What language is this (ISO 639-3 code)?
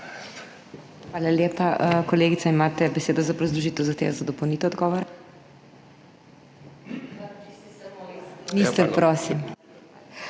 slv